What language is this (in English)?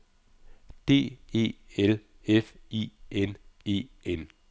Danish